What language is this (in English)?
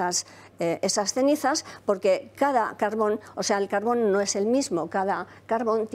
Spanish